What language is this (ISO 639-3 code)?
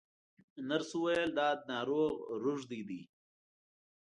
pus